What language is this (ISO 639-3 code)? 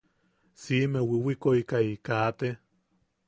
yaq